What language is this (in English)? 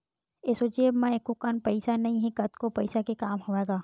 Chhattisgarhi